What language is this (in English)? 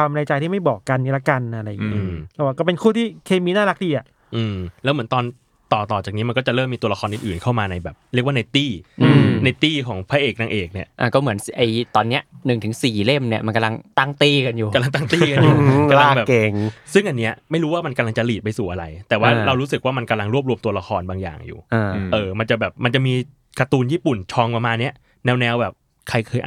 Thai